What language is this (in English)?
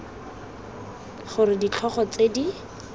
Tswana